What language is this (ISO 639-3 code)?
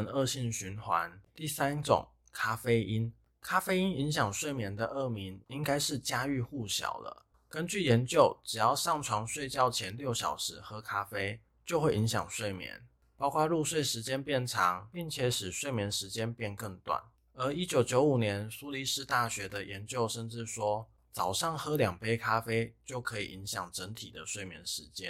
zho